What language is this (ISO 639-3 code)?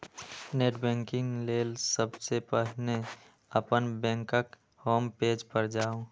mai